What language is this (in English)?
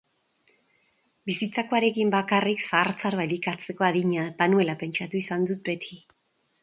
Basque